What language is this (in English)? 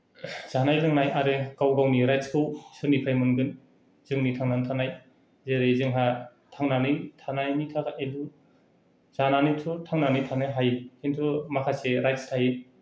Bodo